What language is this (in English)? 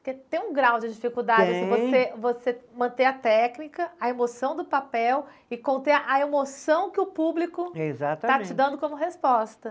Portuguese